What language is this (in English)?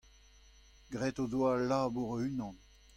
Breton